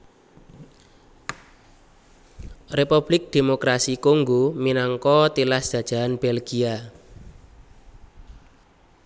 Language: Javanese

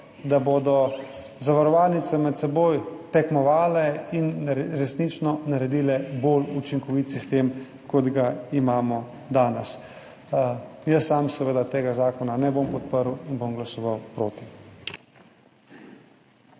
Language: Slovenian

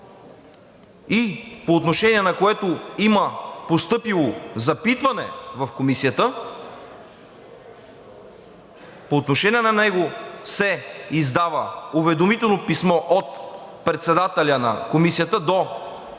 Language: Bulgarian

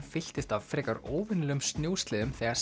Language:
Icelandic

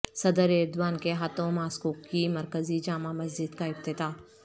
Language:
Urdu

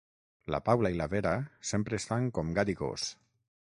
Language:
Catalan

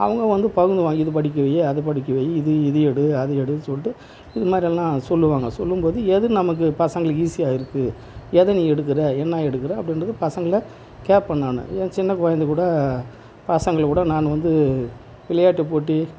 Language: Tamil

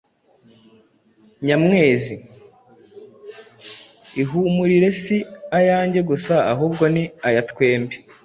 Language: Kinyarwanda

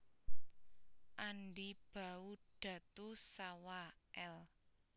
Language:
Javanese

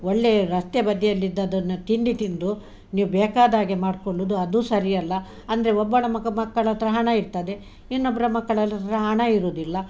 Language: Kannada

